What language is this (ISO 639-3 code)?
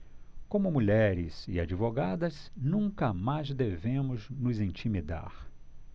por